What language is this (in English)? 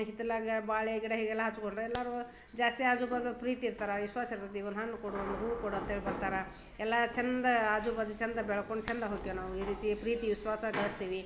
Kannada